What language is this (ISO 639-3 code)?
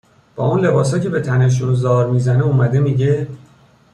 fas